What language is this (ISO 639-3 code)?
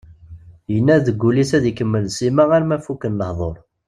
kab